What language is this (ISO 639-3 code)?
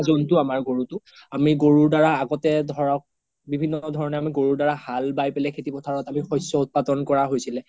asm